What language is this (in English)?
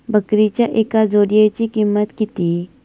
Marathi